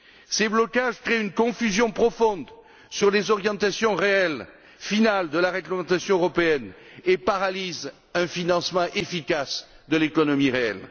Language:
French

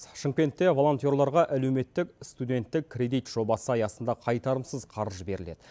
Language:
Kazakh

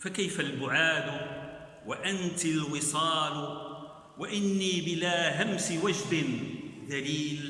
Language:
Arabic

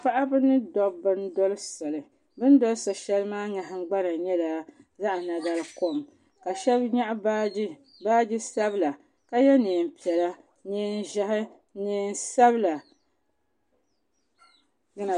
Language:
Dagbani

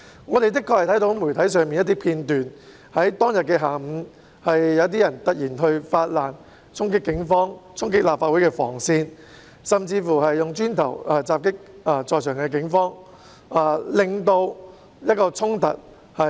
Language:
Cantonese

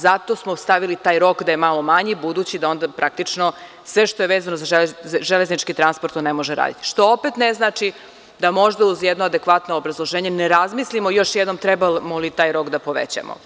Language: Serbian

